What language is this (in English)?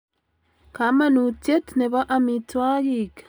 Kalenjin